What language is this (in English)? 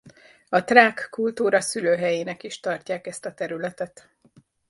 Hungarian